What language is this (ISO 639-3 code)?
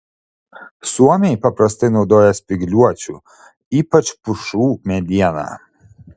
lit